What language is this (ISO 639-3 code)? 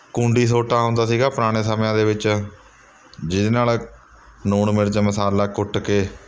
pan